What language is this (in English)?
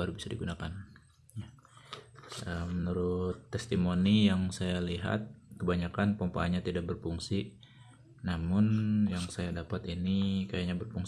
Indonesian